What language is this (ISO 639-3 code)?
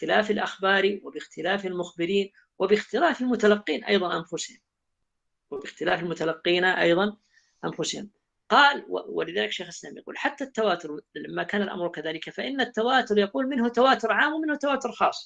ara